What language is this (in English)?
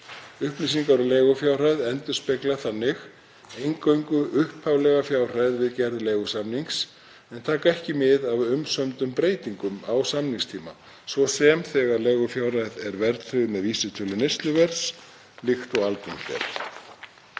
Icelandic